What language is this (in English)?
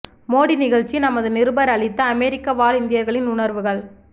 Tamil